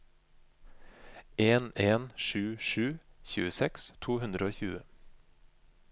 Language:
Norwegian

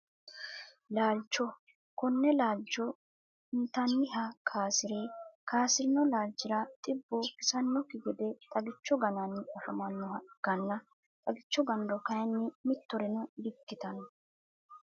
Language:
Sidamo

